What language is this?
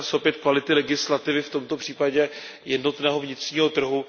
Czech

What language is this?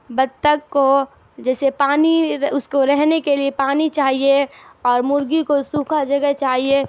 Urdu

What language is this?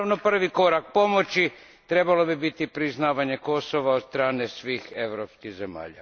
Croatian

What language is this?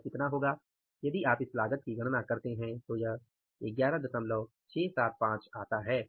Hindi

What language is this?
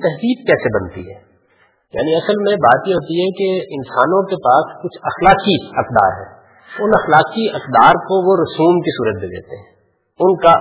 Urdu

